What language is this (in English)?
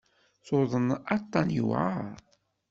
Kabyle